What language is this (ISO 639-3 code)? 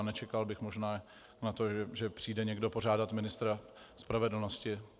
ces